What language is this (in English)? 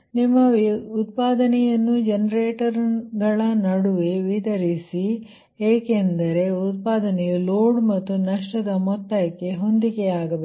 Kannada